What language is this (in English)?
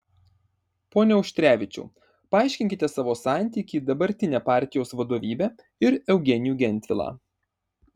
Lithuanian